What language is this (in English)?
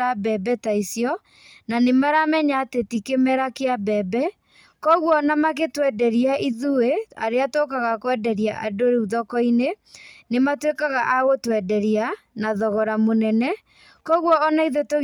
Kikuyu